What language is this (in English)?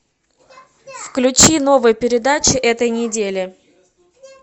Russian